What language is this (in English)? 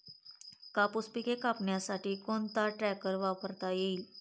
Marathi